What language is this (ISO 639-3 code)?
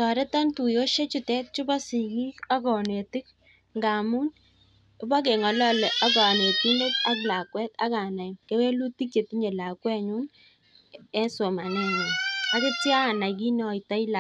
kln